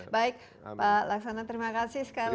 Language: Indonesian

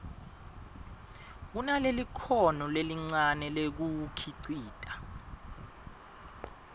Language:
Swati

